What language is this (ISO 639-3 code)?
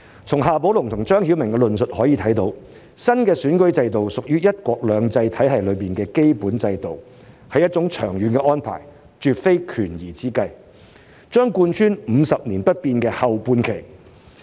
yue